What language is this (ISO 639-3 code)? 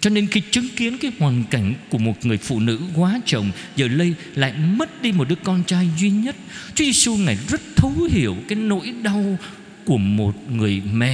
vie